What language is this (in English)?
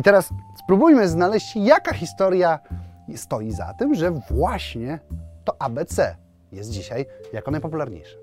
Polish